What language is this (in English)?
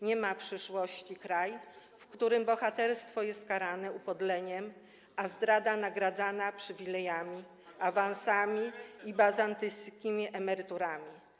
Polish